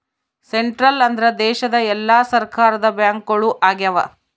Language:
Kannada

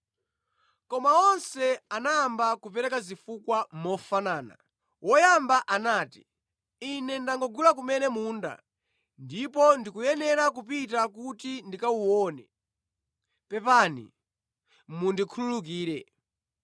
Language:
Nyanja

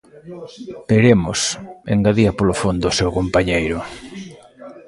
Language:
Galician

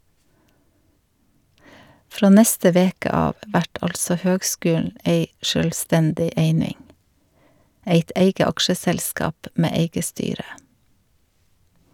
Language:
Norwegian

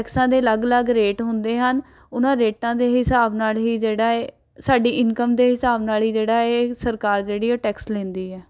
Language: Punjabi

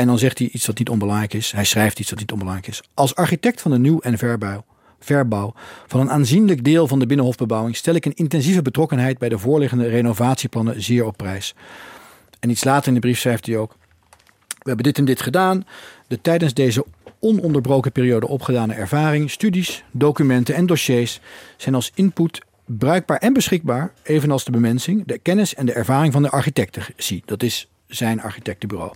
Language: Dutch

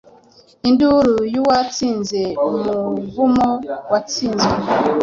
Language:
Kinyarwanda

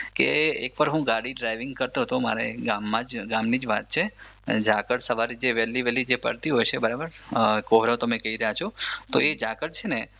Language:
Gujarati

